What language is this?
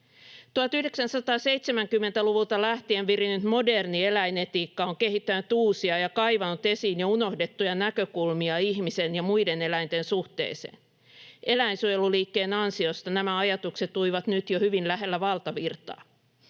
Finnish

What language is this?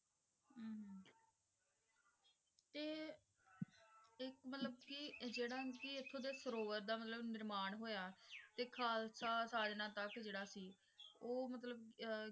Punjabi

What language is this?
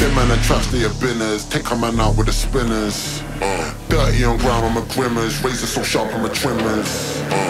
English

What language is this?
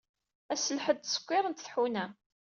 Kabyle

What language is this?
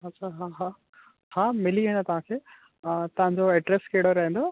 Sindhi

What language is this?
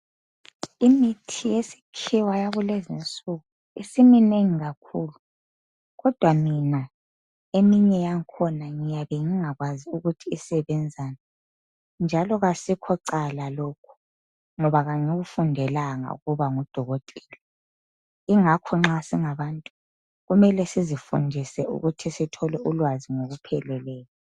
North Ndebele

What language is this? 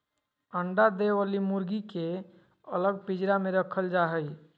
Magahi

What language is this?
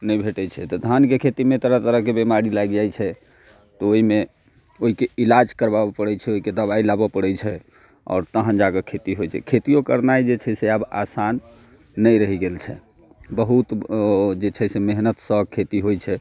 Maithili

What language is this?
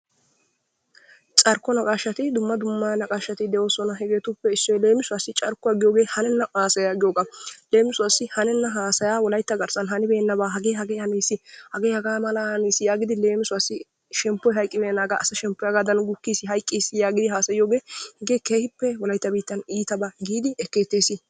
Wolaytta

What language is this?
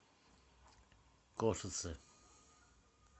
Russian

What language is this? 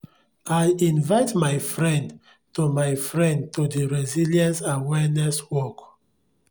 Nigerian Pidgin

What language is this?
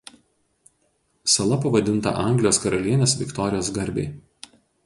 Lithuanian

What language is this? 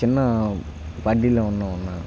Telugu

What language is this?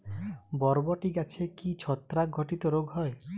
Bangla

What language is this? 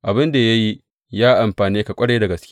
Hausa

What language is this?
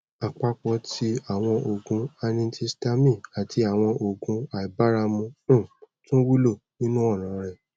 Yoruba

